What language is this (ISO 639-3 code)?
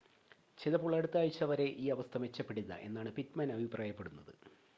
mal